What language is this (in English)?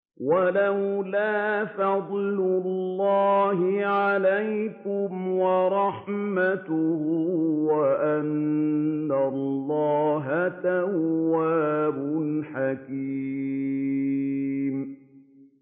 Arabic